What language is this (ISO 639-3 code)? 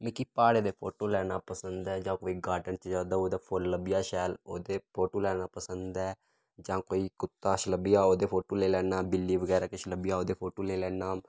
doi